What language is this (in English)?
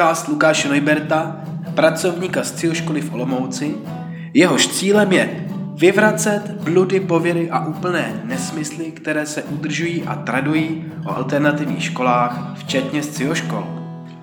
Czech